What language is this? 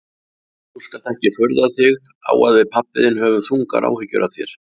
Icelandic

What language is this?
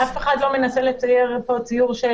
Hebrew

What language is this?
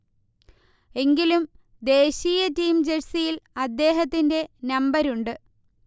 Malayalam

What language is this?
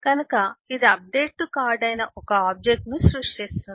Telugu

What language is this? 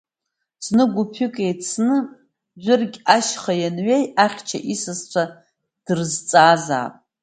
Abkhazian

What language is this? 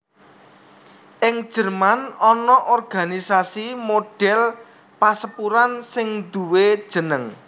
Javanese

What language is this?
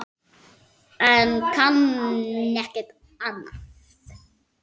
Icelandic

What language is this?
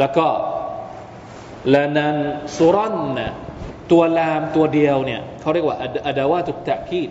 Thai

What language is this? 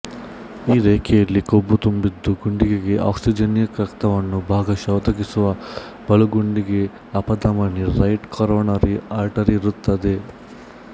Kannada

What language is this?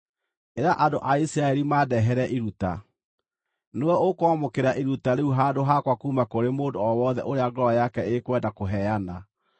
Kikuyu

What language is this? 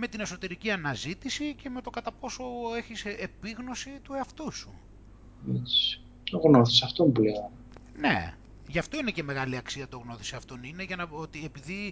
Greek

